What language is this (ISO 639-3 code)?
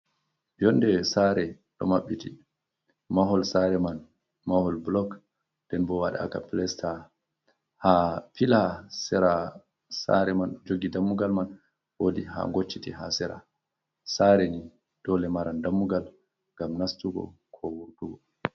ful